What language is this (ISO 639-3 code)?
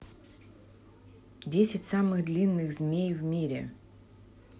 rus